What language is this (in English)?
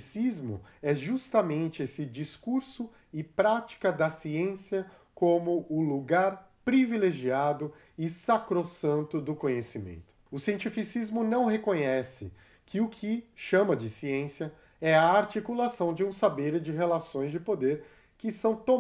Portuguese